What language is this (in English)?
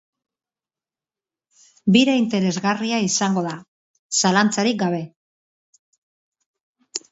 Basque